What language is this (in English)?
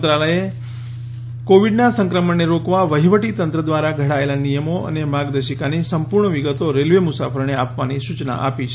Gujarati